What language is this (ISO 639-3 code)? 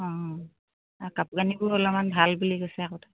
asm